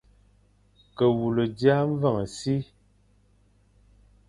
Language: Fang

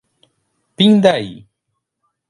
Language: Portuguese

